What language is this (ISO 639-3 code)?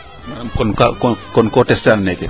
srr